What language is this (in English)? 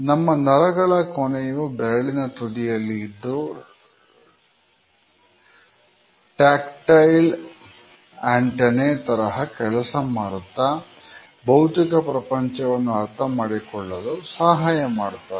Kannada